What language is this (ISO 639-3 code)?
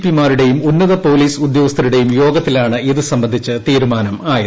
mal